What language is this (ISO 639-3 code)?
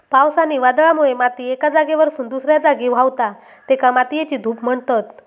mar